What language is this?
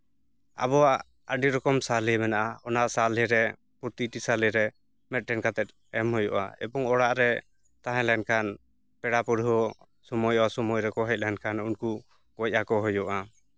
Santali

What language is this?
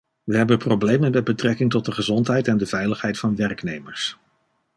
Dutch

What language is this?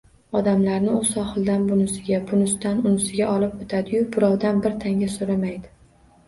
Uzbek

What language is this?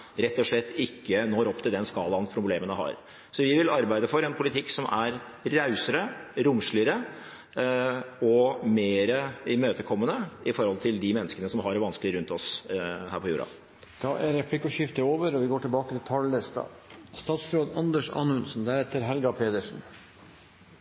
Norwegian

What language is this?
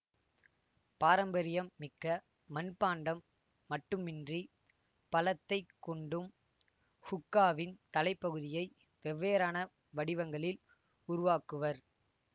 Tamil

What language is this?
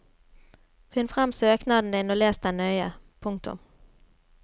Norwegian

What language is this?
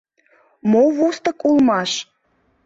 Mari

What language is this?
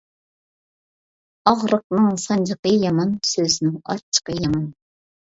Uyghur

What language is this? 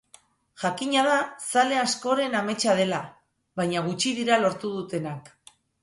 Basque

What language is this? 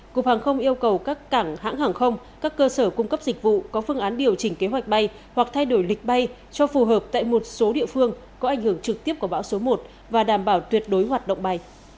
Vietnamese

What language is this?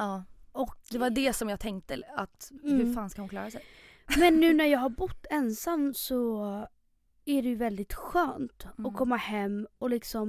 Swedish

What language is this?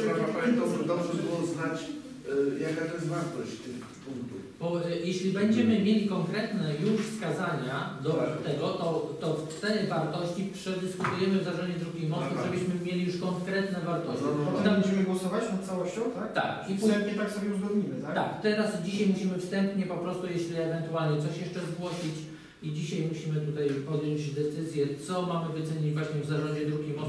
Polish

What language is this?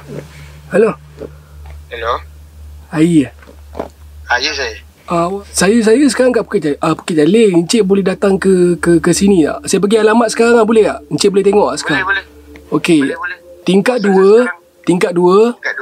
Malay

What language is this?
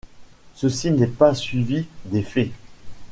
French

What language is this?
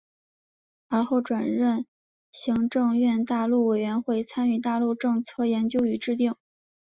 Chinese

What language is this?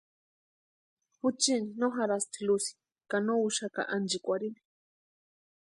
Western Highland Purepecha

